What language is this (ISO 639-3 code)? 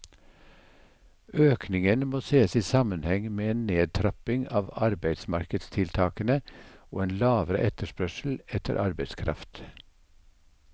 nor